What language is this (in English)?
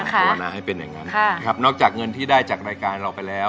Thai